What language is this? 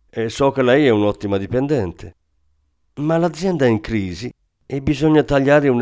Italian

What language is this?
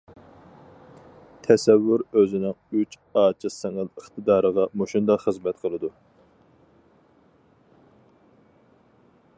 Uyghur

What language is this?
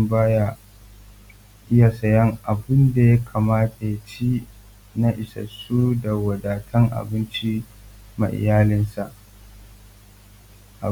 Hausa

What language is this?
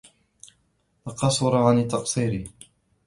Arabic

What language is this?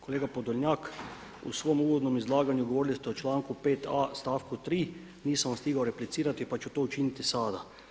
Croatian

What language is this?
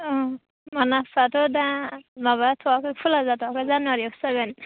Bodo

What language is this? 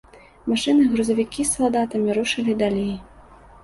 Belarusian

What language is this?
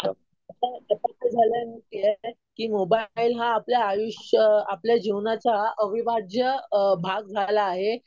Marathi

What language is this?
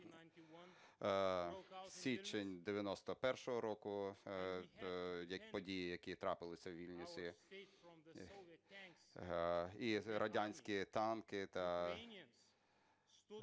Ukrainian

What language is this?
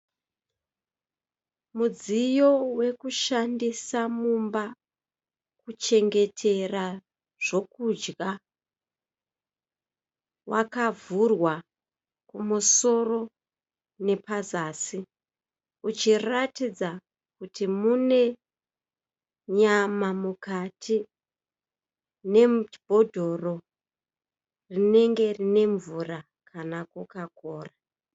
Shona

